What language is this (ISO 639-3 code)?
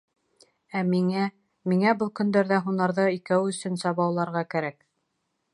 bak